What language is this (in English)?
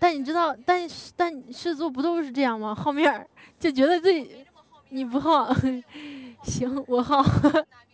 Chinese